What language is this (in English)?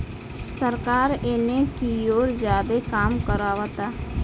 Bhojpuri